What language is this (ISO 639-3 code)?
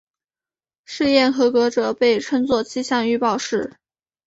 zho